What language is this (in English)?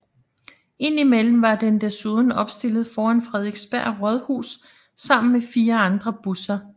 Danish